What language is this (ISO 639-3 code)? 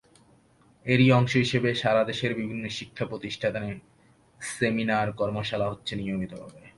ben